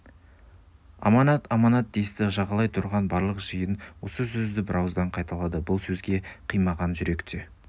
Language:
Kazakh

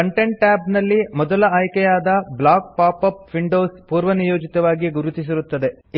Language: Kannada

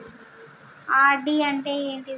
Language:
Telugu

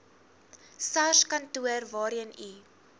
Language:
Afrikaans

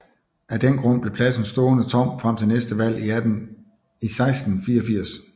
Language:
Danish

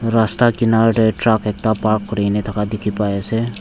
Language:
Naga Pidgin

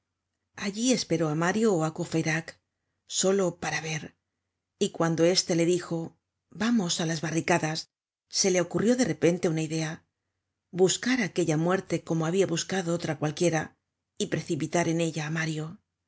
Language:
Spanish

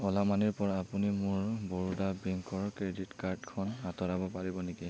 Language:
Assamese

